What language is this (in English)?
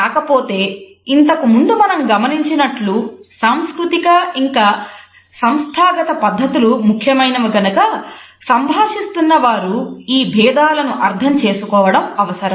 Telugu